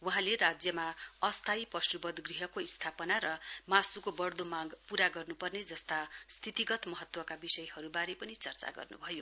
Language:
Nepali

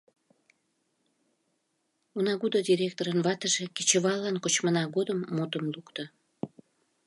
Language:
Mari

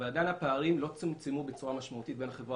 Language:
Hebrew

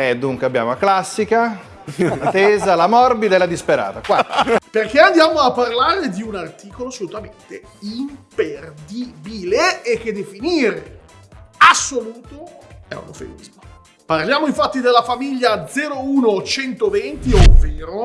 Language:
Italian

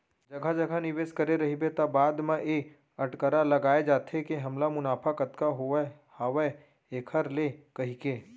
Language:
Chhattisgarhi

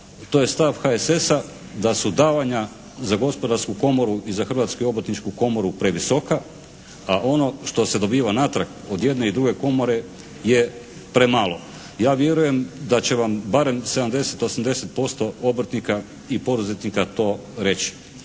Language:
Croatian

